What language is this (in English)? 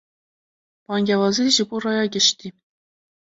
Kurdish